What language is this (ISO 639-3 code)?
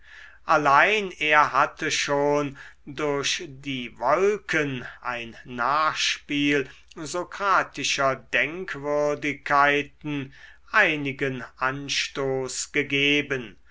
deu